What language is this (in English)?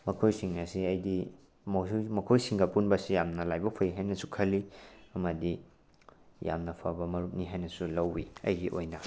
Manipuri